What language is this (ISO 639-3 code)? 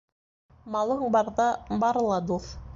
bak